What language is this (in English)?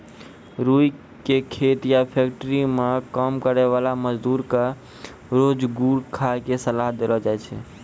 Maithili